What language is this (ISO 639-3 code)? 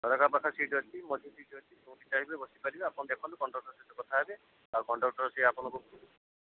ori